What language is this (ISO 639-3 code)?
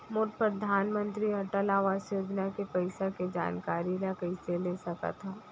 hne